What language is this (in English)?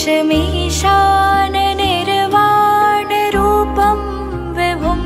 Vietnamese